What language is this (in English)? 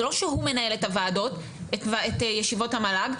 Hebrew